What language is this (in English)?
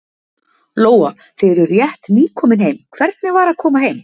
Icelandic